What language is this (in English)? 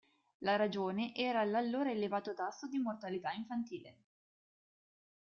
Italian